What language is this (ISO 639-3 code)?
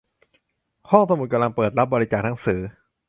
tha